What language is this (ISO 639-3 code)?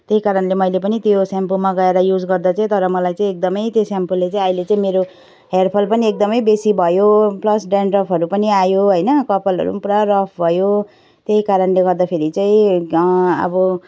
nep